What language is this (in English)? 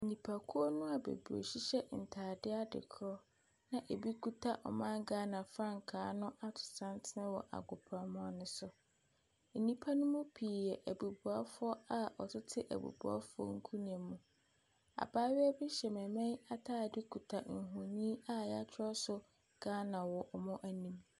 Akan